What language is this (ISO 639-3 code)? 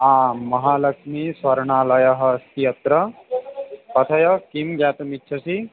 san